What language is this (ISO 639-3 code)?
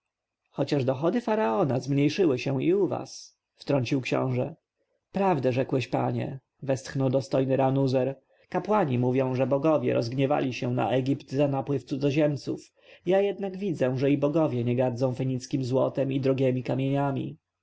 pol